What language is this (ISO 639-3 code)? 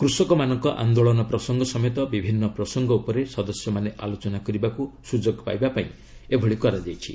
ori